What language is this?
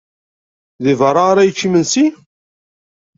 Kabyle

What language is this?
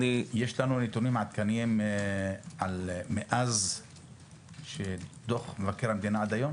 Hebrew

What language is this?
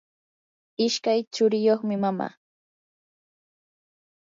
Yanahuanca Pasco Quechua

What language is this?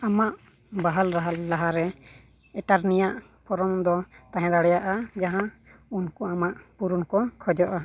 Santali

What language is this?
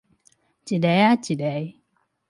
Min Nan Chinese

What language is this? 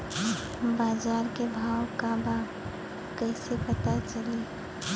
Bhojpuri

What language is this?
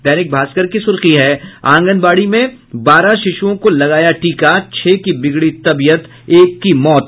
Hindi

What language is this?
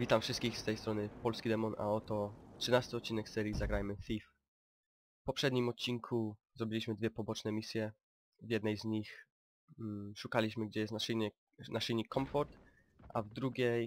Polish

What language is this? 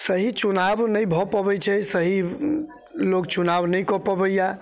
Maithili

